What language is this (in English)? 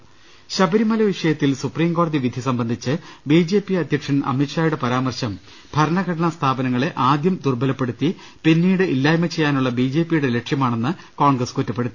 Malayalam